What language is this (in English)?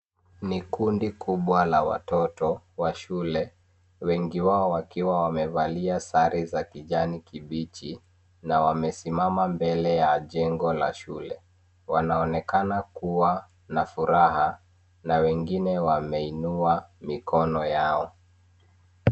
Swahili